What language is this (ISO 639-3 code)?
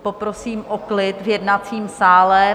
ces